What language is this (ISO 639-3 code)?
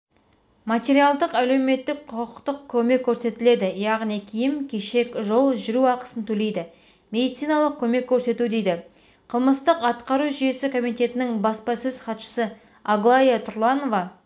kaz